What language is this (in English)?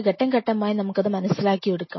Malayalam